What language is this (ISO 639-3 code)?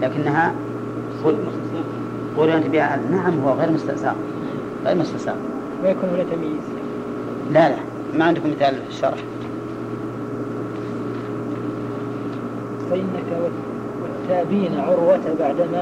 ara